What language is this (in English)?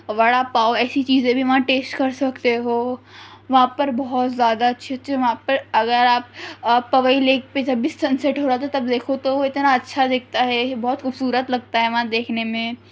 Urdu